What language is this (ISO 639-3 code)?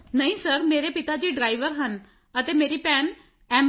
pan